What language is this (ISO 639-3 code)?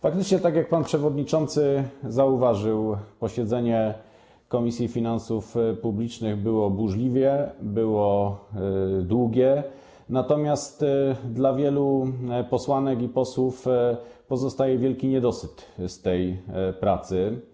pol